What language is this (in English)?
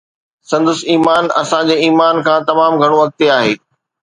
Sindhi